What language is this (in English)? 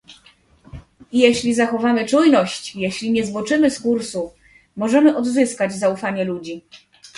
Polish